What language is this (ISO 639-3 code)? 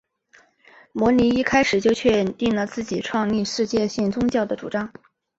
zho